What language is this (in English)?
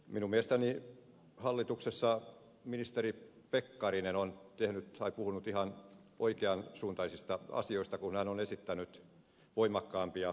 Finnish